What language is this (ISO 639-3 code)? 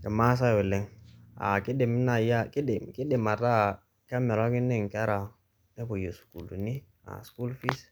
mas